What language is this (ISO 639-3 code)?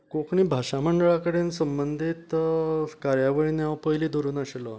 kok